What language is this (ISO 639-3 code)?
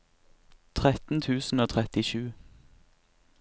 nor